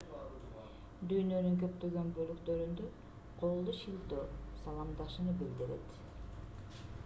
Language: Kyrgyz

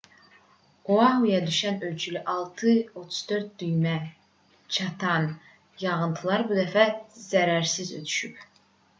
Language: Azerbaijani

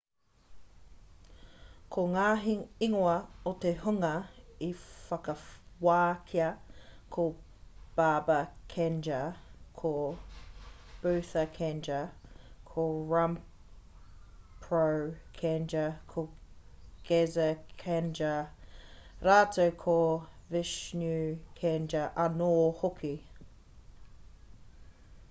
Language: Māori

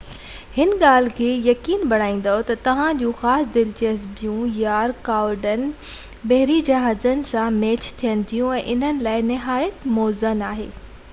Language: Sindhi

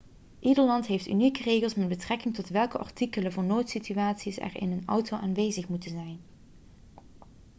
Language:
Dutch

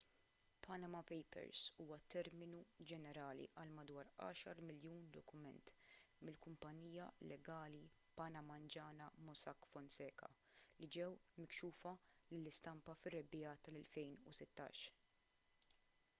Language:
Maltese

